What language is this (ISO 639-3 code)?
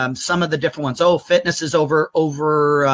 eng